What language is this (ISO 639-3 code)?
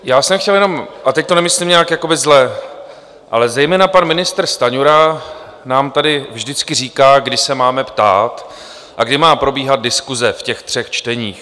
ces